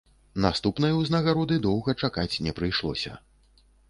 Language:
Belarusian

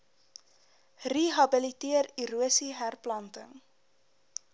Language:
Afrikaans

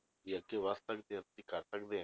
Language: Punjabi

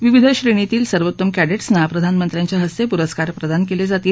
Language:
Marathi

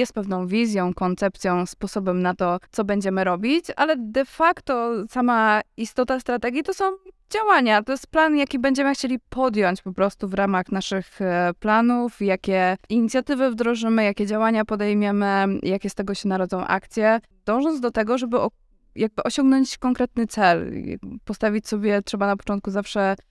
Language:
Polish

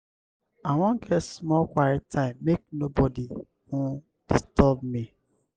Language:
Nigerian Pidgin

